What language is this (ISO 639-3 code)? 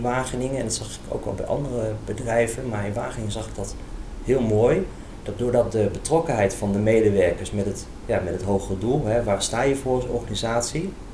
nld